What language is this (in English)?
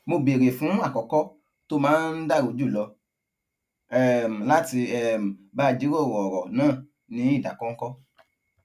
Yoruba